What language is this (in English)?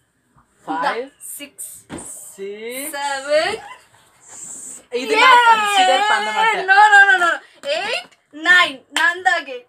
Hindi